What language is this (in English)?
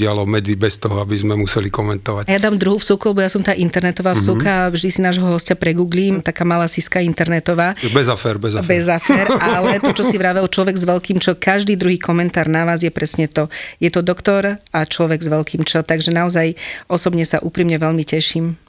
Slovak